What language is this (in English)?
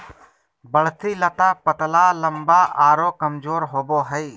Magahi